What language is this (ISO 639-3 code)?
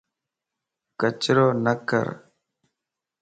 lss